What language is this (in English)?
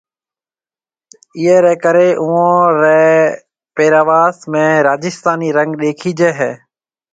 Marwari (Pakistan)